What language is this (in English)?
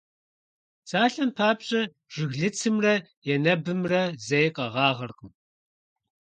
Kabardian